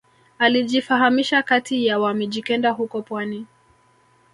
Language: Swahili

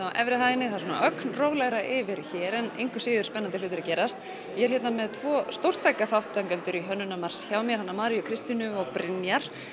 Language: Icelandic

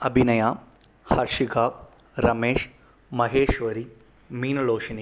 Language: Tamil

